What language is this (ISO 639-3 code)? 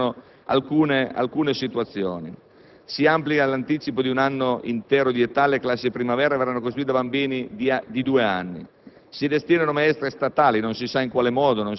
ita